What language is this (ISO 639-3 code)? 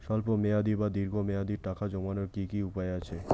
ben